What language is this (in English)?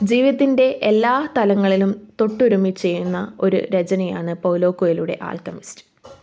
Malayalam